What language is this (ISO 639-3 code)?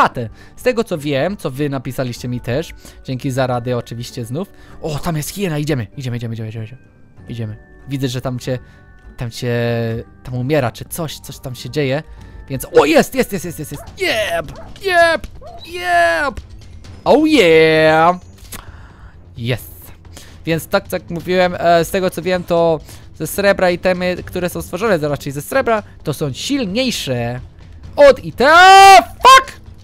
pol